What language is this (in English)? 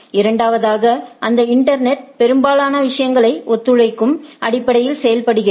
Tamil